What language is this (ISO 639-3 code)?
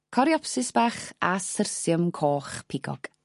cym